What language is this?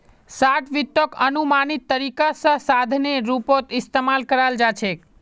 Magahi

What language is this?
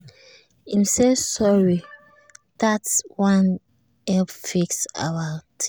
Nigerian Pidgin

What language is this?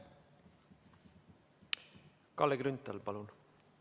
Estonian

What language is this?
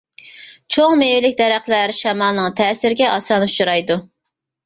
Uyghur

